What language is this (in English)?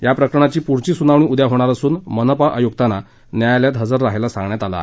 Marathi